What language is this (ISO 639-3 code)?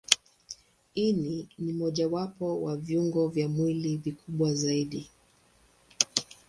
swa